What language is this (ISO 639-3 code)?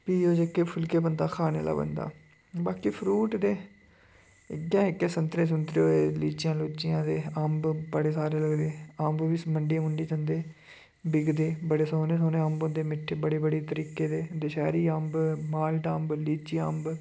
doi